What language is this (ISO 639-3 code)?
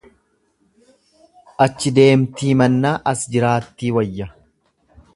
orm